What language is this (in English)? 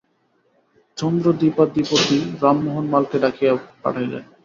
Bangla